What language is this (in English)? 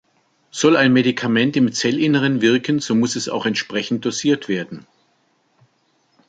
German